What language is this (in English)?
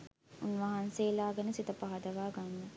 Sinhala